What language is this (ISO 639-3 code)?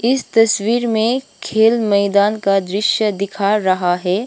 hin